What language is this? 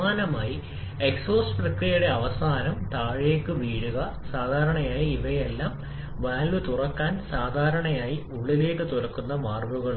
Malayalam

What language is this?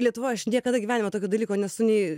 Lithuanian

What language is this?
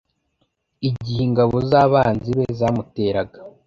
Kinyarwanda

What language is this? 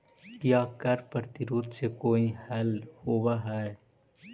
Magahi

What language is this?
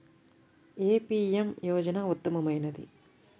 Telugu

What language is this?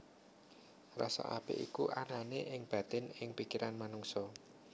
Javanese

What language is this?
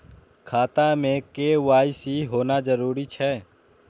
Maithili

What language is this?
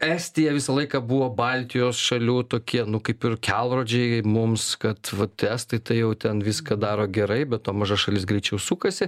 Lithuanian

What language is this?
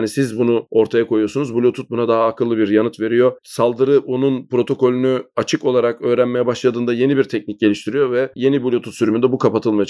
Turkish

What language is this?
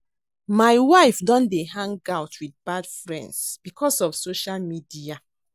Nigerian Pidgin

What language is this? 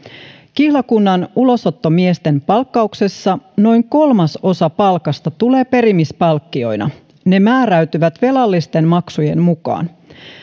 Finnish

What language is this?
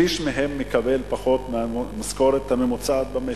Hebrew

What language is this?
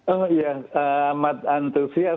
Indonesian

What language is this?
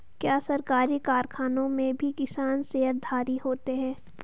Hindi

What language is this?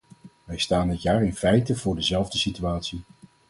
Dutch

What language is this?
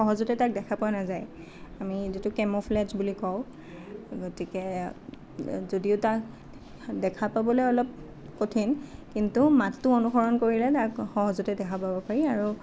Assamese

